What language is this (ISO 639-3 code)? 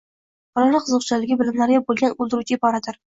uzb